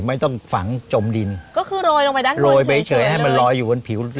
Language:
Thai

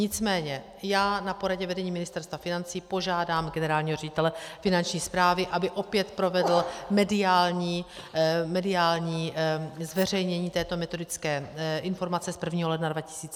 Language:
Czech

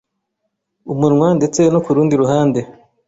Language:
Kinyarwanda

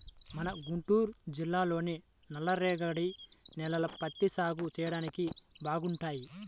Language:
Telugu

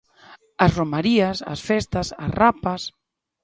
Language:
Galician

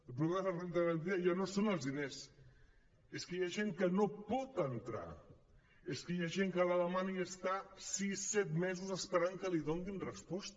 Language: Catalan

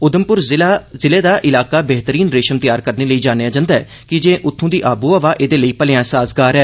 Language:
Dogri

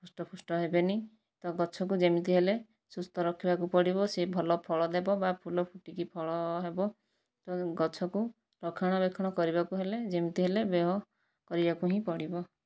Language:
Odia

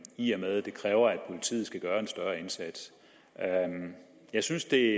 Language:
Danish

